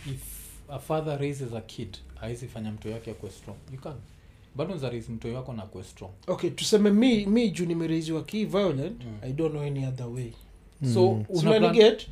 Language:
Swahili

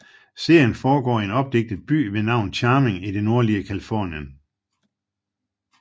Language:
Danish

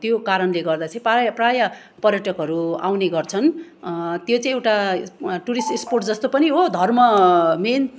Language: Nepali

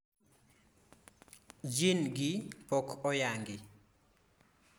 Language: Luo (Kenya and Tanzania)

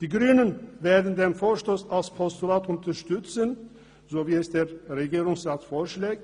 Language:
Swiss German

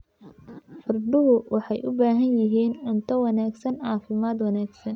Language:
Somali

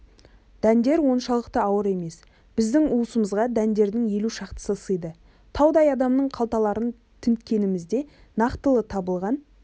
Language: Kazakh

